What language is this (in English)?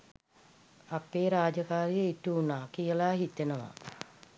Sinhala